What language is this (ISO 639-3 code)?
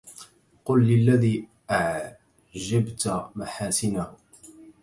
ara